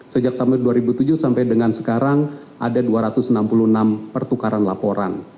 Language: Indonesian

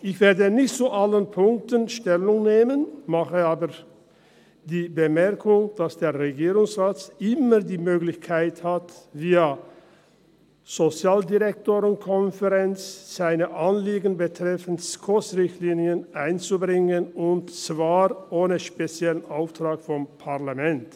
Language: Swiss German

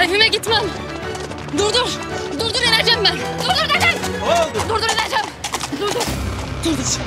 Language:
Turkish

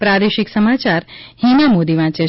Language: Gujarati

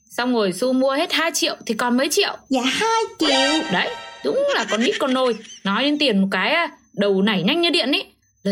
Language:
Vietnamese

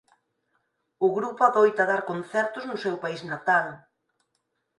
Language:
Galician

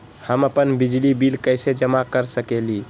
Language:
Magahi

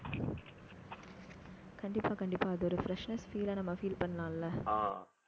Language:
Tamil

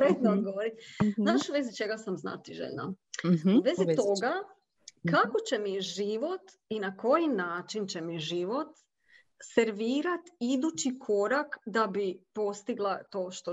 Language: Croatian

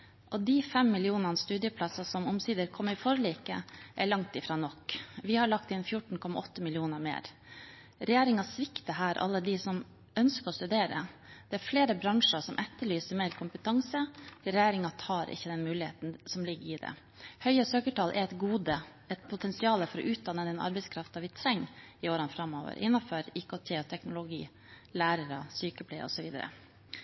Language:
Norwegian Bokmål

